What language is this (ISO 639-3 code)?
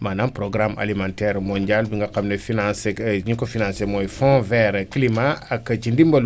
wol